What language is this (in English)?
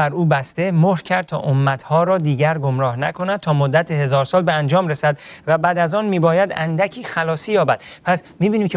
Persian